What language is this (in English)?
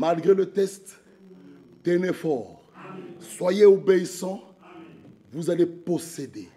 French